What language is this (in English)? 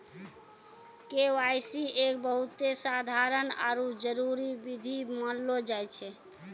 Maithili